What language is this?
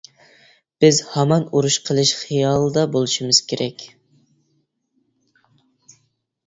Uyghur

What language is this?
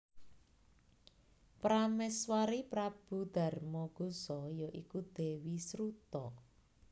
Javanese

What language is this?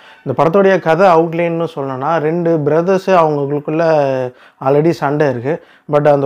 Tamil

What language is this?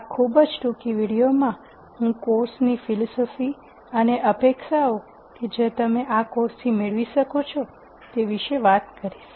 Gujarati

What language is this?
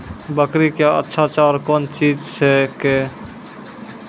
Maithili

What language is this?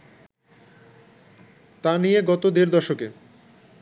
Bangla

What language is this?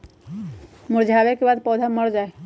Magahi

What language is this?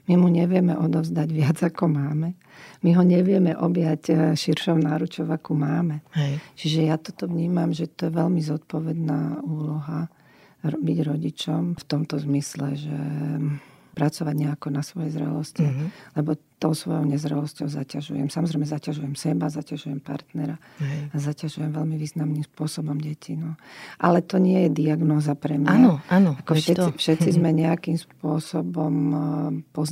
Slovak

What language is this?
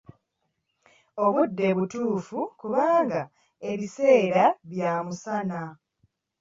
Ganda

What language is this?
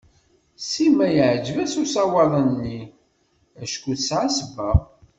Kabyle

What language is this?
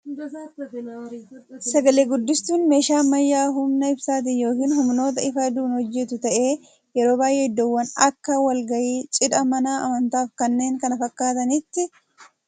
Oromo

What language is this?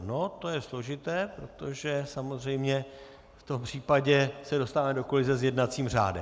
Czech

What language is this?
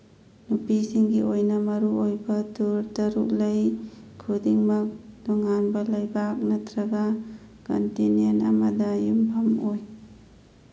Manipuri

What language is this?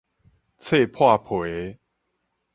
Min Nan Chinese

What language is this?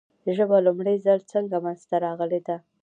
Pashto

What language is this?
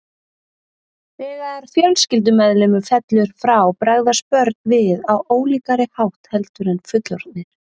Icelandic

